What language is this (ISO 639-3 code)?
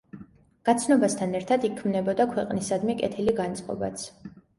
kat